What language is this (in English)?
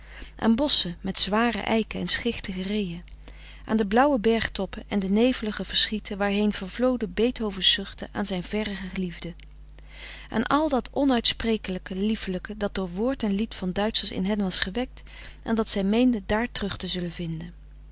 Dutch